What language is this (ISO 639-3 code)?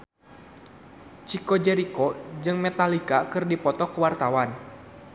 sun